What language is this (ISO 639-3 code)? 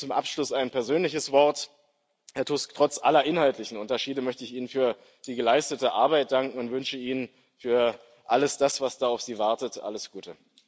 deu